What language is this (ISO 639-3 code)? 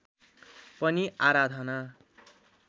nep